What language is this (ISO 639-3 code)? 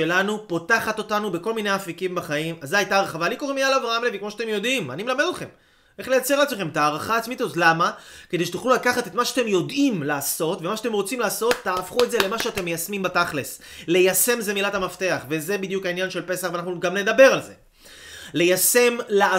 heb